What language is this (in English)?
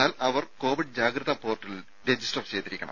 Malayalam